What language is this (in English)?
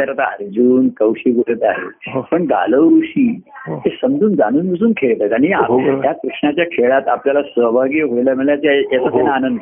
Marathi